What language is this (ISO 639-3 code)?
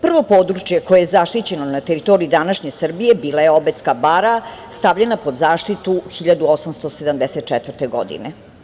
srp